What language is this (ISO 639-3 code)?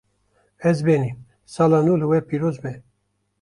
kur